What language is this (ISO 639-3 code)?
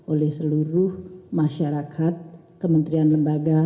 ind